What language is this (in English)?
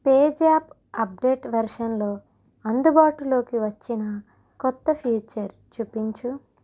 Telugu